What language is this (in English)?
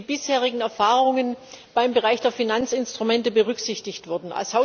German